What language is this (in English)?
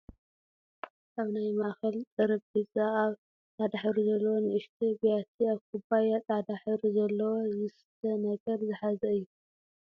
Tigrinya